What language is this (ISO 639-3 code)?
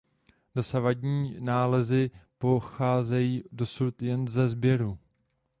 ces